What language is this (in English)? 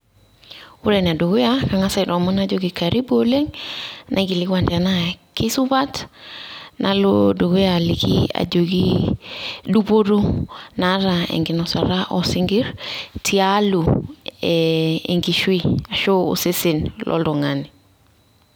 Masai